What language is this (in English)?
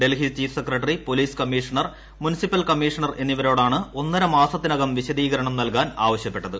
Malayalam